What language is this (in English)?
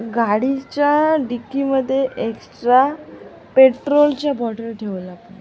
Marathi